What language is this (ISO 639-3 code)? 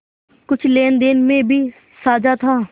hin